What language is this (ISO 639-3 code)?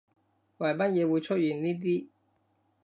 yue